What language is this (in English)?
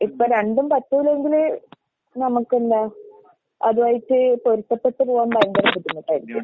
Malayalam